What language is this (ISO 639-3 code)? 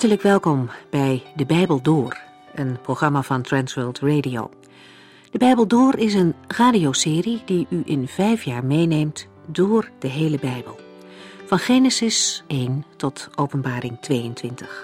nld